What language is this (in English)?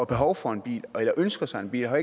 Danish